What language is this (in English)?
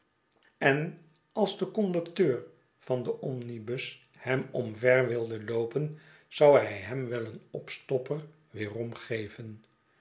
Dutch